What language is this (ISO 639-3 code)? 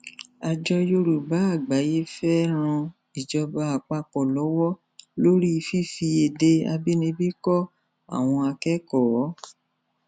yor